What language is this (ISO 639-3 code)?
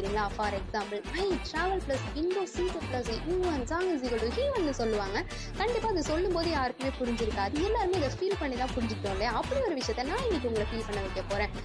tam